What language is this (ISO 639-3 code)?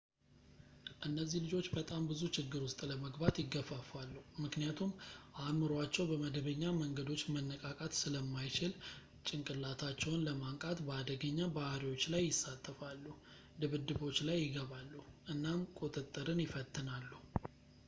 amh